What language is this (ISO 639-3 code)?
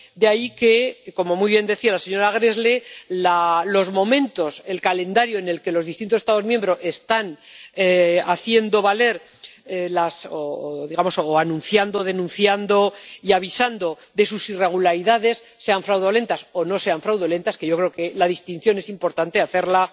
spa